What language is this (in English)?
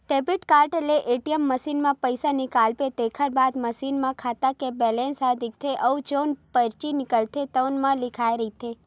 Chhattisgarhi